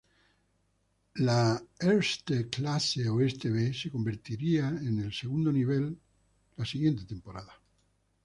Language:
Spanish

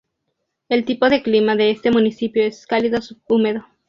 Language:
Spanish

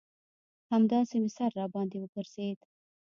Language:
Pashto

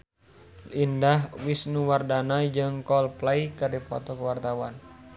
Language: Sundanese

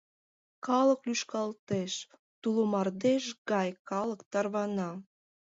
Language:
Mari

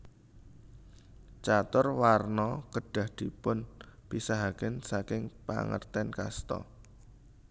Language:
Javanese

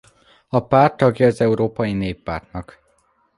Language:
Hungarian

